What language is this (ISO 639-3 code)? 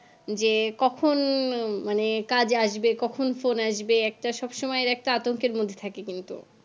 ben